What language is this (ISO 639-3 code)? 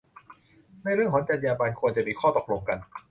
tha